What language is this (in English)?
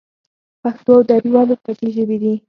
Pashto